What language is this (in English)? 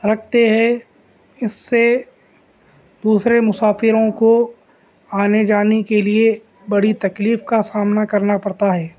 Urdu